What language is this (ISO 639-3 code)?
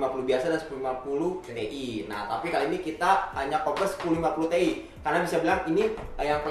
ind